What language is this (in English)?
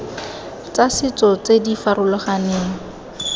Tswana